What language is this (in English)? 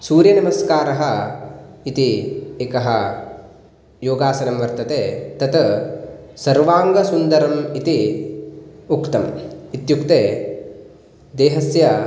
Sanskrit